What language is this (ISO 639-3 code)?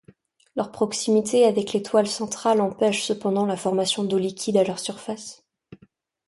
fra